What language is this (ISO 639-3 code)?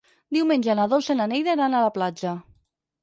cat